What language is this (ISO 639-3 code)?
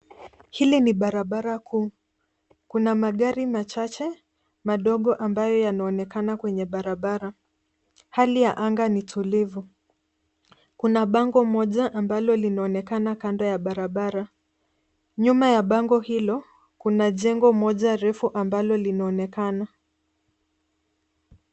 swa